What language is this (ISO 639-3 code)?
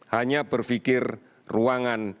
ind